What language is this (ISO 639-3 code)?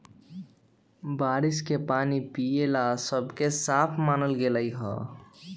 mag